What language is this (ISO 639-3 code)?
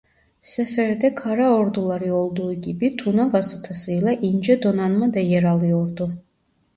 tur